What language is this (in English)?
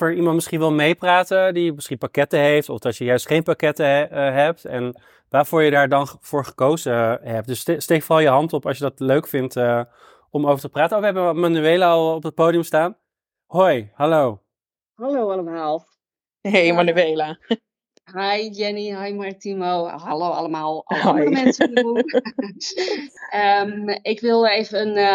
Dutch